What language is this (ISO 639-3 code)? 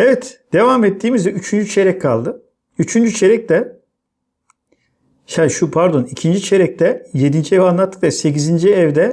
tur